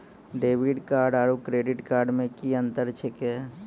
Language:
Maithili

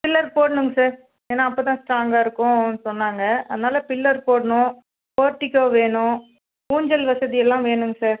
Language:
Tamil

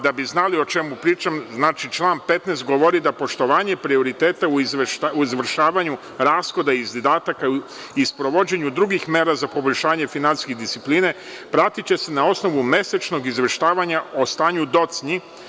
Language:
Serbian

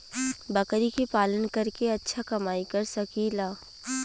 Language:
Bhojpuri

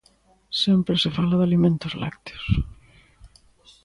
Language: Galician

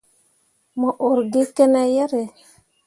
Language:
Mundang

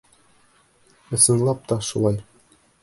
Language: Bashkir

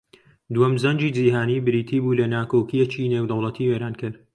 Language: Central Kurdish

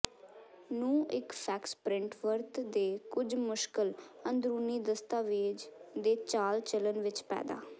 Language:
Punjabi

